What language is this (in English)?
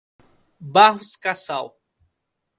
Portuguese